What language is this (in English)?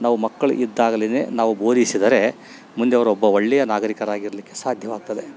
Kannada